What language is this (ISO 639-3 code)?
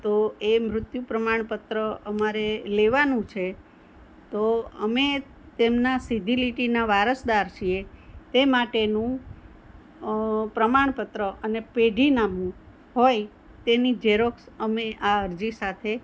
guj